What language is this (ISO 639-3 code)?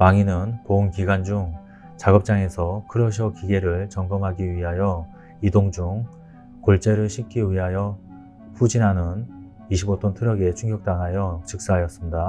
kor